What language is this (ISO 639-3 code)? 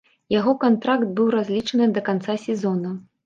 bel